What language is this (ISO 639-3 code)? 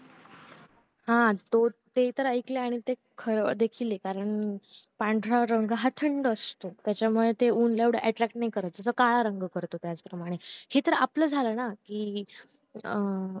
mar